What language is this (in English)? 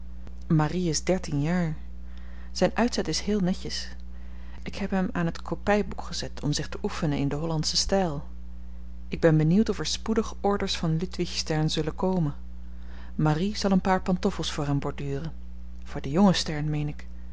Dutch